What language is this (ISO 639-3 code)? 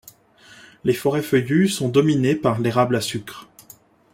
fra